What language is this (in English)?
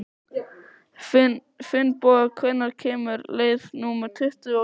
Icelandic